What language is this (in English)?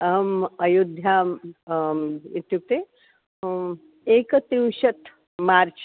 Sanskrit